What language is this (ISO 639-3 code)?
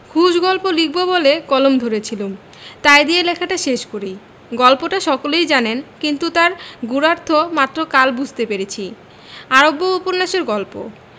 ben